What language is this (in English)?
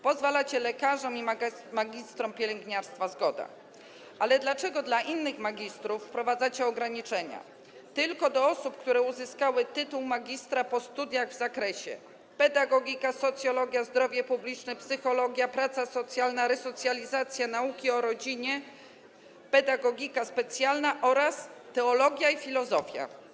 Polish